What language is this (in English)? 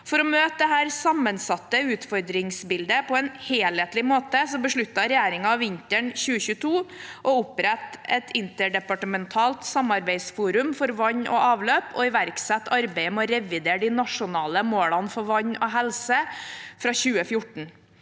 Norwegian